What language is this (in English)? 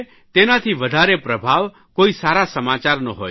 Gujarati